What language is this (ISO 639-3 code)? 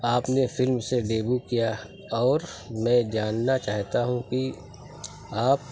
urd